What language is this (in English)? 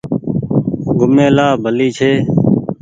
Goaria